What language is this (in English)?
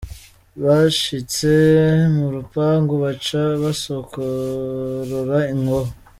Kinyarwanda